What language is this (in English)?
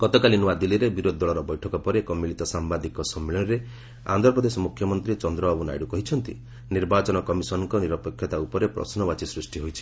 Odia